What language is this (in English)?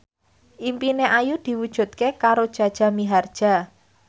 Javanese